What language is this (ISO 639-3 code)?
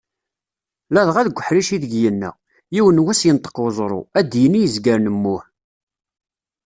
kab